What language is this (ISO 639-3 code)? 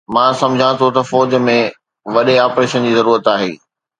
snd